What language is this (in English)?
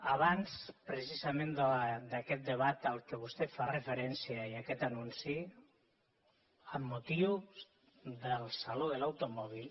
Catalan